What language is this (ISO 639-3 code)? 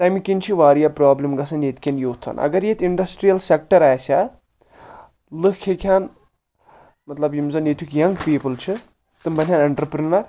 kas